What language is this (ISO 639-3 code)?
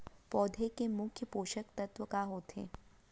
hne